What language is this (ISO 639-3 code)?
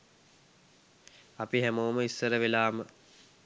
sin